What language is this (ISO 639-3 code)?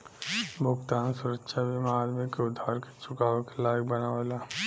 bho